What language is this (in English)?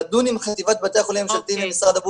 Hebrew